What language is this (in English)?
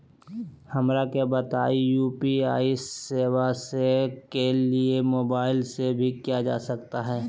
Magahi